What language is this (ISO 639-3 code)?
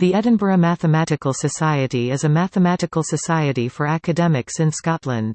eng